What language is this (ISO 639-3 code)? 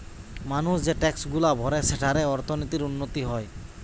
ben